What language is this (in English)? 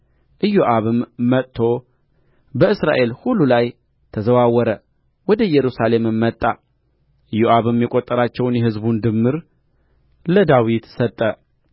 Amharic